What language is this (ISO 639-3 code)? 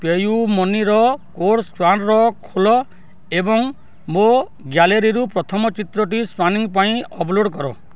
ori